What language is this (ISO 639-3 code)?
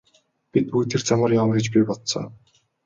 mon